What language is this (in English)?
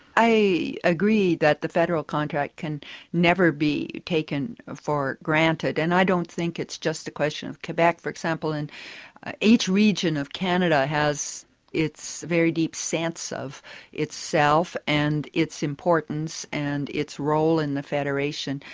English